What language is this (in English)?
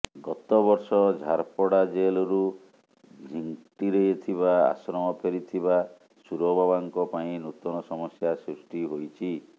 Odia